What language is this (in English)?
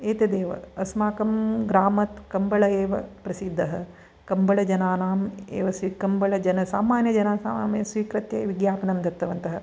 Sanskrit